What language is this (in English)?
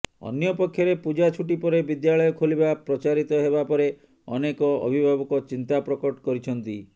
Odia